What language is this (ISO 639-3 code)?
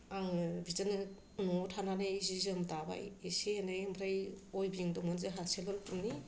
brx